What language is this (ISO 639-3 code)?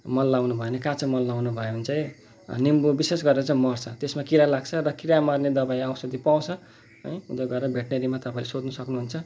nep